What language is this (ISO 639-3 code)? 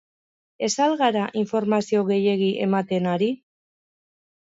eus